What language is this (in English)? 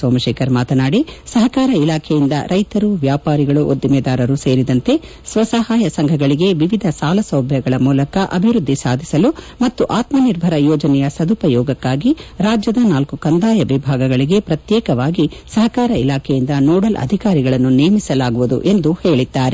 Kannada